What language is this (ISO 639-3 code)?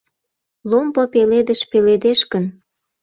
chm